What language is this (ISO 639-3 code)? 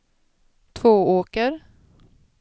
swe